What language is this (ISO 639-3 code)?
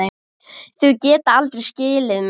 isl